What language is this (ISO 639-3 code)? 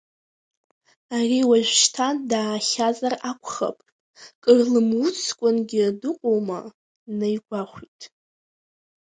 abk